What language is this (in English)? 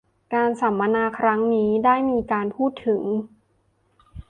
Thai